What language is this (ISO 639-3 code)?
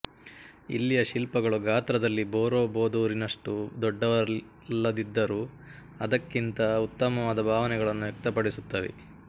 kan